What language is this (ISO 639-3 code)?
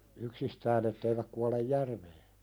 fin